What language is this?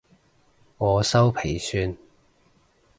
Cantonese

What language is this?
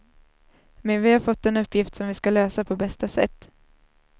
Swedish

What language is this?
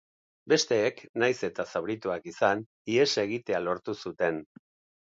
Basque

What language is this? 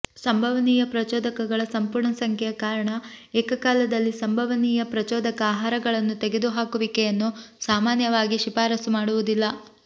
Kannada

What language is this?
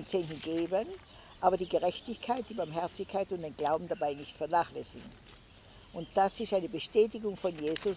German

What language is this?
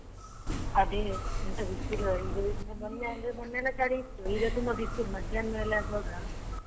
Kannada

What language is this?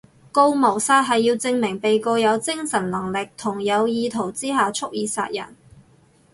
Cantonese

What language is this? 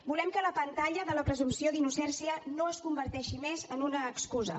Catalan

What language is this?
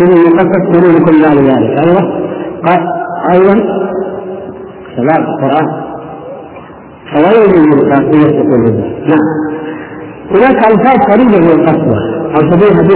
Arabic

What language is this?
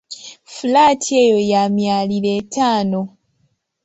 Ganda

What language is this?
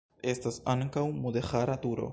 Esperanto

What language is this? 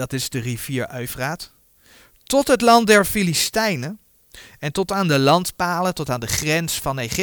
Dutch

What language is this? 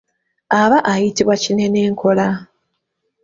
Ganda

